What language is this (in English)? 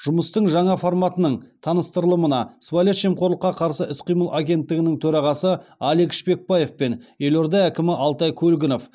Kazakh